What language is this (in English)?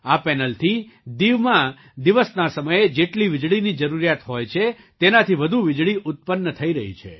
Gujarati